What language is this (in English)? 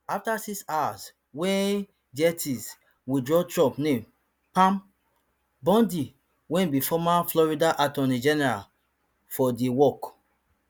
Nigerian Pidgin